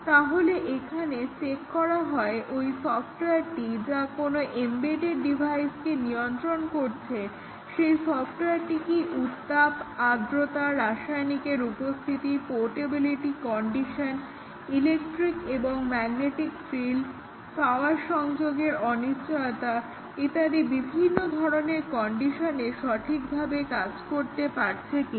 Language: Bangla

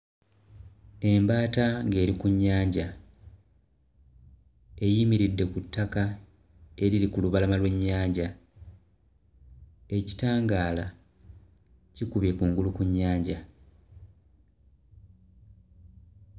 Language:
Ganda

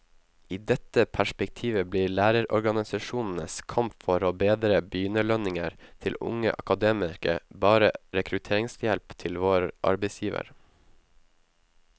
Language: Norwegian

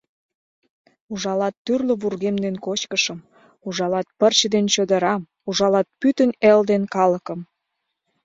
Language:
Mari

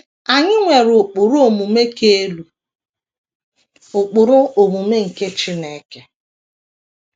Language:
Igbo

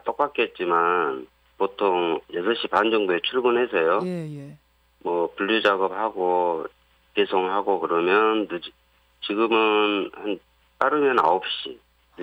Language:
Korean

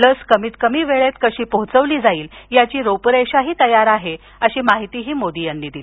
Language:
Marathi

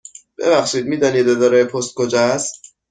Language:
Persian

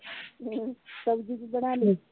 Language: Punjabi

